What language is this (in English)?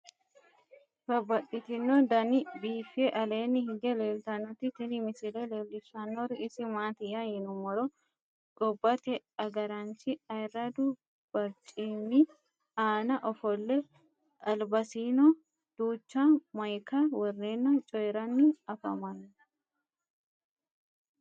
Sidamo